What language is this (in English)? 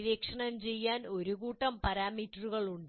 Malayalam